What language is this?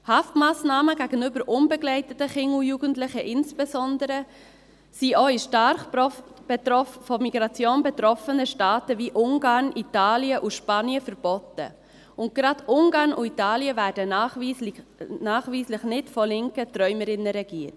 Swiss German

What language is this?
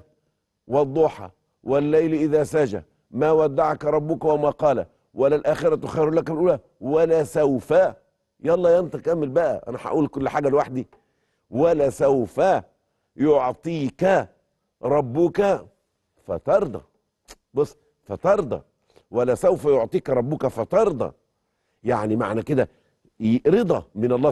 Arabic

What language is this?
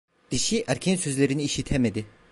Turkish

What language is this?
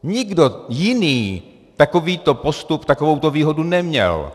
Czech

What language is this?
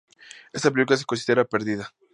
Spanish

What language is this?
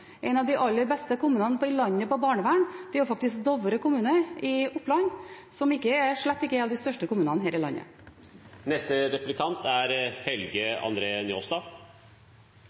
Norwegian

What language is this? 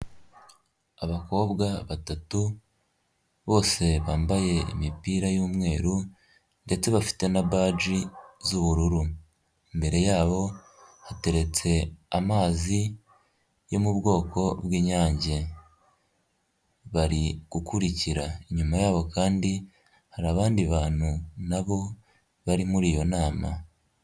Kinyarwanda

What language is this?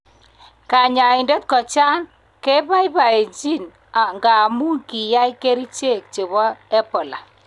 Kalenjin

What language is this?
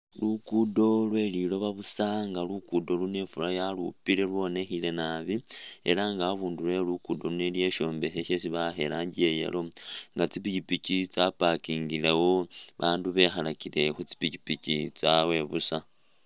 Masaaba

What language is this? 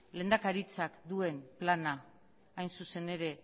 Basque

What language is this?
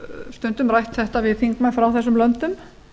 Icelandic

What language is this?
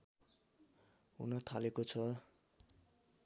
Nepali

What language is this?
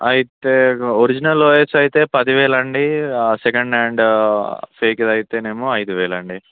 Telugu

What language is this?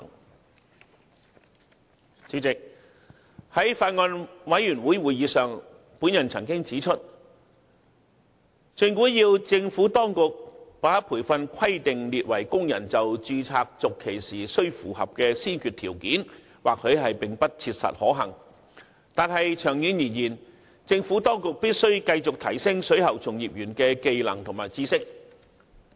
Cantonese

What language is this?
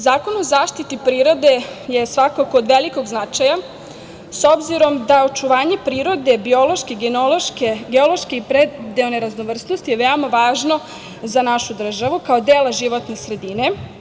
Serbian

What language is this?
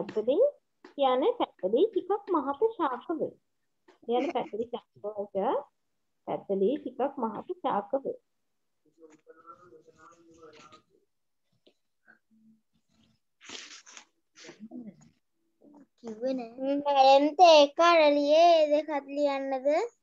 Indonesian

